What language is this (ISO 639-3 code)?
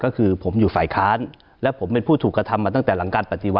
tha